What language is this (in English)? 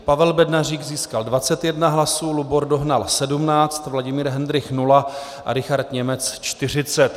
Czech